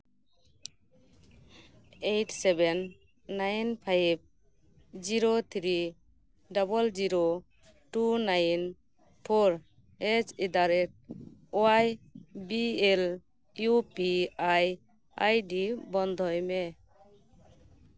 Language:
Santali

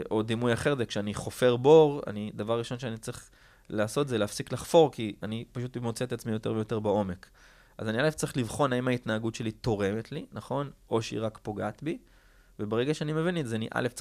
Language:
Hebrew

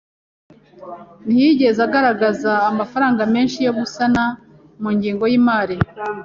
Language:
Kinyarwanda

